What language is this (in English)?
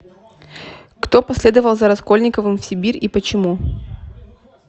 Russian